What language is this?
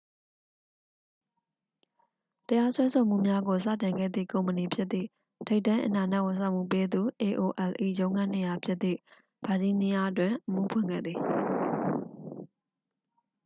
Burmese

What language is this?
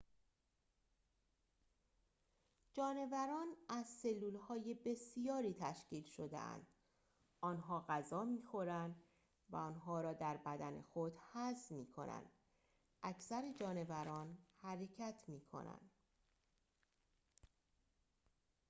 Persian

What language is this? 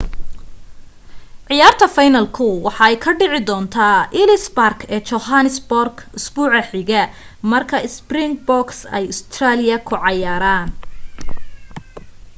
Somali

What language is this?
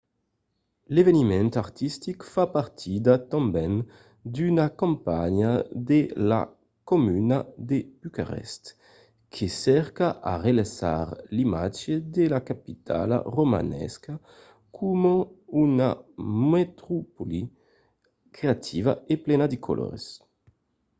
Occitan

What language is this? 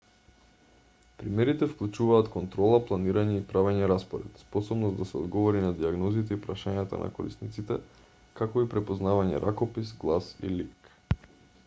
Macedonian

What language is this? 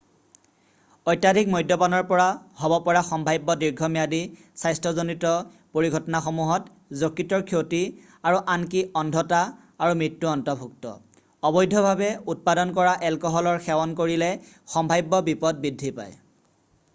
Assamese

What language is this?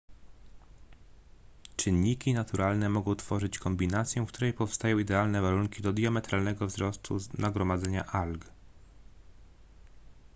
Polish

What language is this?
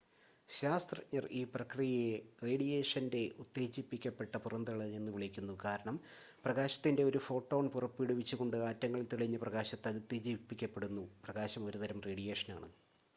Malayalam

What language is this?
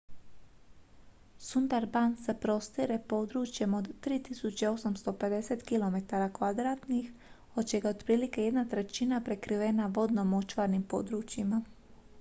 Croatian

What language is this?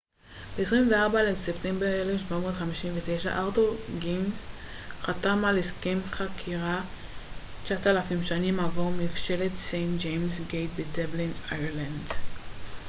Hebrew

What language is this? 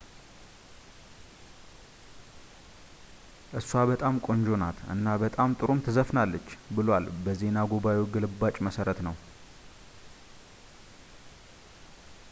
Amharic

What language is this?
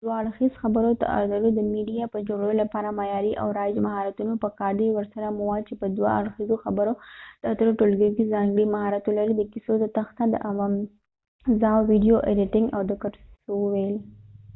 Pashto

